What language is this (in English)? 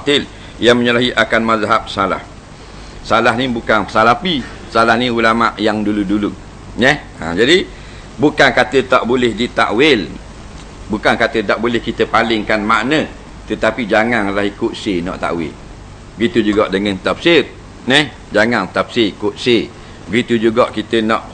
Malay